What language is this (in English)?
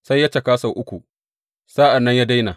Hausa